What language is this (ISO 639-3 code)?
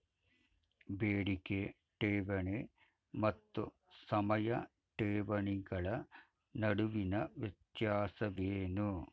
kan